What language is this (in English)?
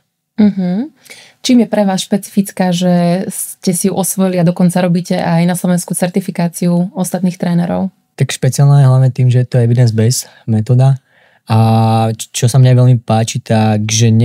Slovak